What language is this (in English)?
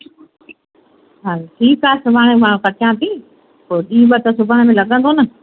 Sindhi